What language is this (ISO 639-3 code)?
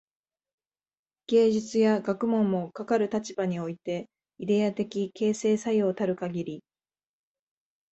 jpn